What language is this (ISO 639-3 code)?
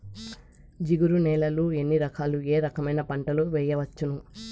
tel